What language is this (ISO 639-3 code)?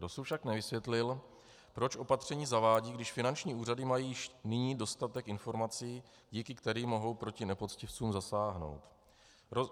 ces